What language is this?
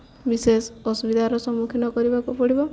Odia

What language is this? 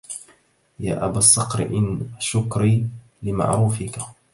Arabic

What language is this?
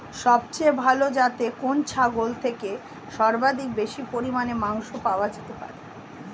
Bangla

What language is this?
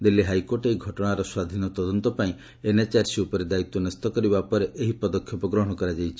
Odia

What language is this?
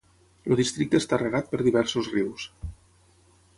Catalan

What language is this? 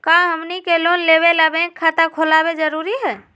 Magahi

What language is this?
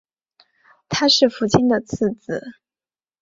Chinese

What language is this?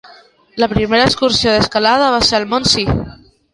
Catalan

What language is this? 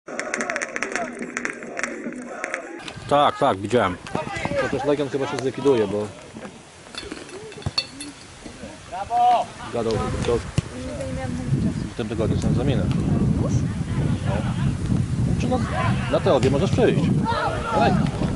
Polish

